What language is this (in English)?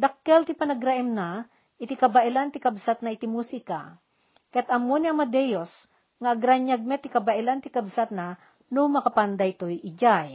Filipino